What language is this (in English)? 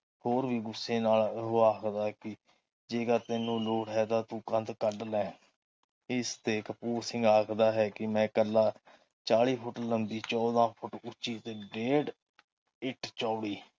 Punjabi